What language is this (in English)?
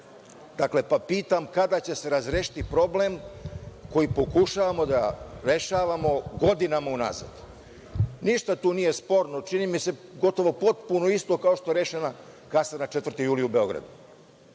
Serbian